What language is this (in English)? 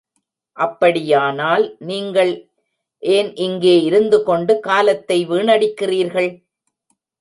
Tamil